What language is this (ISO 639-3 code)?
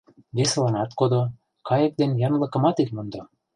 chm